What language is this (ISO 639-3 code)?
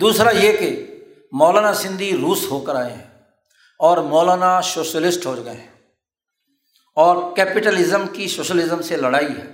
urd